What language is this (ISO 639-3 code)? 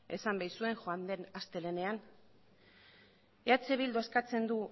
eus